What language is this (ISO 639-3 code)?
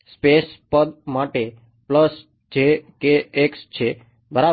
guj